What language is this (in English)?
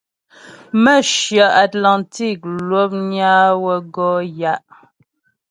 Ghomala